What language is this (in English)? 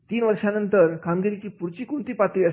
Marathi